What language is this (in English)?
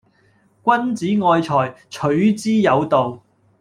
Cantonese